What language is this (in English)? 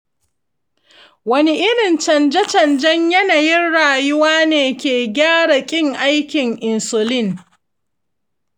Hausa